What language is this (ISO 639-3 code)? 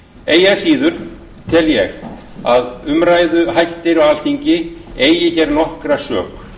isl